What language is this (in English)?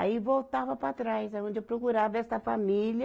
Portuguese